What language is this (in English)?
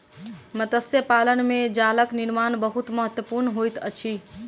Maithili